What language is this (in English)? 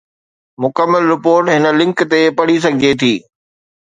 Sindhi